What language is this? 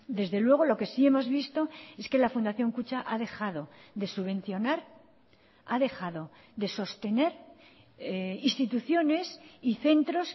Spanish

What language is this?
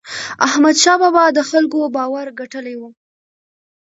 Pashto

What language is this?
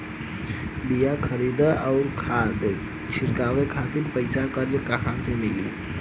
Bhojpuri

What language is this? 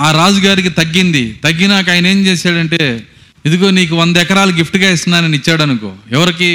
Telugu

